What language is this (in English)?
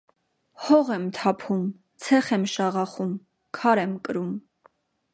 Armenian